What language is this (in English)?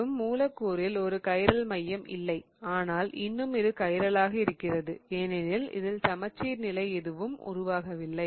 Tamil